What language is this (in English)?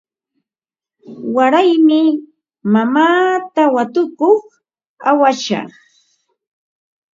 Ambo-Pasco Quechua